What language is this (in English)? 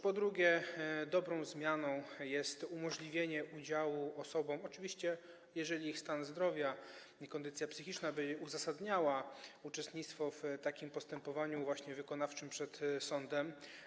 Polish